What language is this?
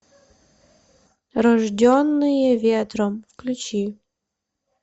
Russian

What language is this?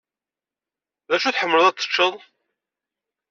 Kabyle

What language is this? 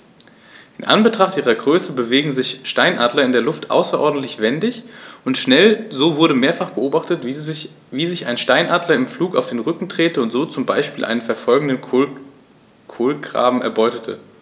German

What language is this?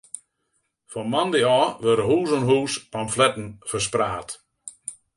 Western Frisian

